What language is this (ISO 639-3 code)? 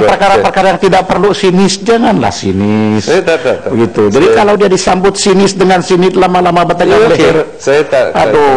msa